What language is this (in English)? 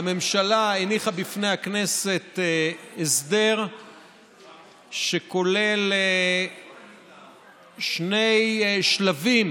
Hebrew